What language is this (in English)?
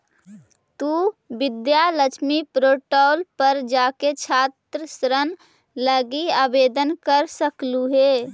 Magahi